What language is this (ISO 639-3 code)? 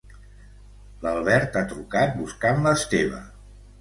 cat